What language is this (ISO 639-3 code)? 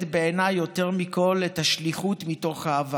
heb